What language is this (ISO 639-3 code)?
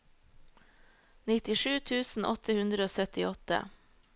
nor